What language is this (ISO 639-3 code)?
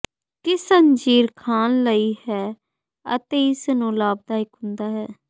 pan